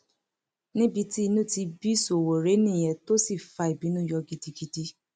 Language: Yoruba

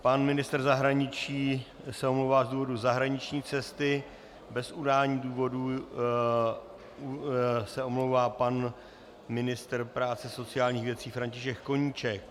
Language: Czech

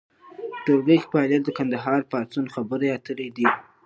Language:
Pashto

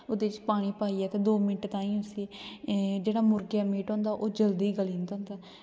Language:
Dogri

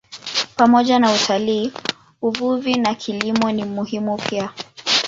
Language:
Swahili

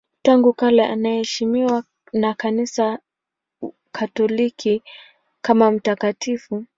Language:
Swahili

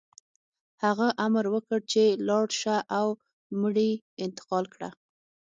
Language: Pashto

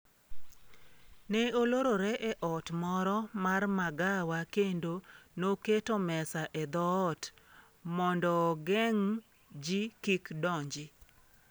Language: Luo (Kenya and Tanzania)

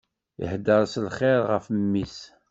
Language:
Kabyle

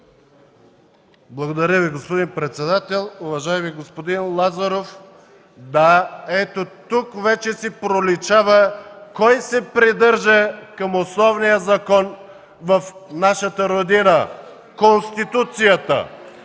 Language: Bulgarian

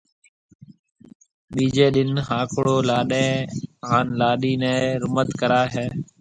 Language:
Marwari (Pakistan)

